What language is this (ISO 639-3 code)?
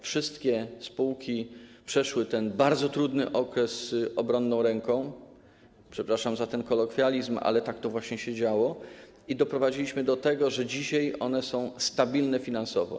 pol